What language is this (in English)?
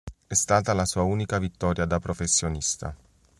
Italian